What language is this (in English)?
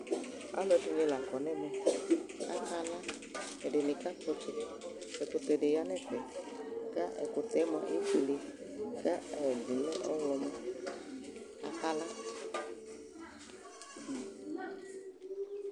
Ikposo